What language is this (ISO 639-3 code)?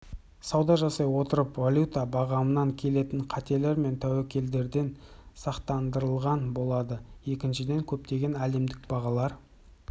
kaz